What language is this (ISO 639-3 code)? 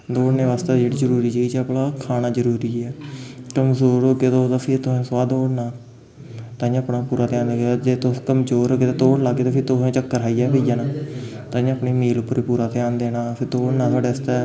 doi